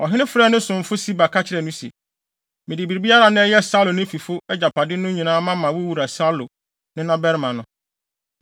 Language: Akan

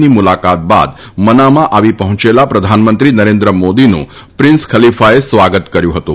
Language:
Gujarati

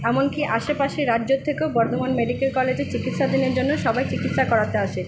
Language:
Bangla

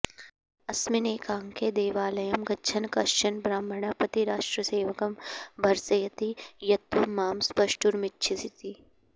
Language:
Sanskrit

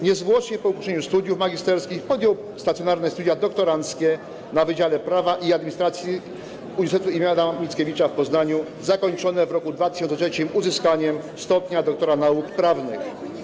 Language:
Polish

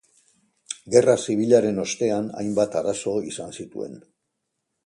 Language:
Basque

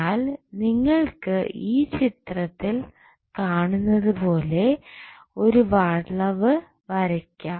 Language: Malayalam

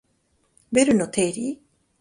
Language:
Japanese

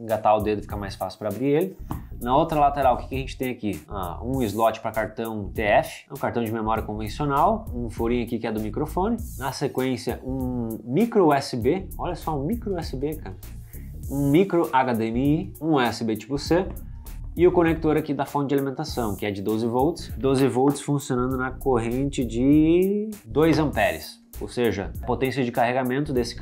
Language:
Portuguese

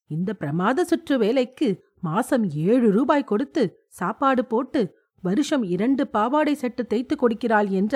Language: Tamil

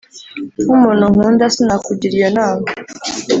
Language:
Kinyarwanda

